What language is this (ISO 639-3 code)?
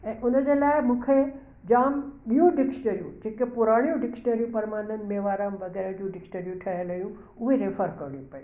snd